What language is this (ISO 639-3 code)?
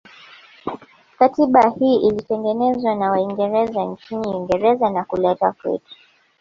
swa